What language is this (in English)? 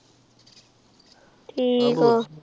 Punjabi